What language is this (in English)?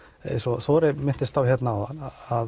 Icelandic